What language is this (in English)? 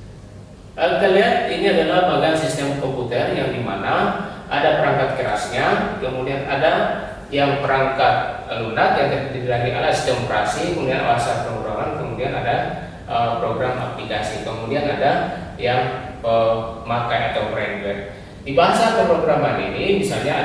Indonesian